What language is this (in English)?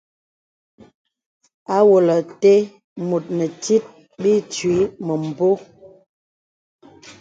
Bebele